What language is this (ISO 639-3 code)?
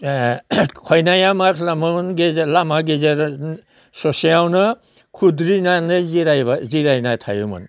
brx